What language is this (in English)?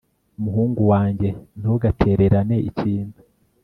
Kinyarwanda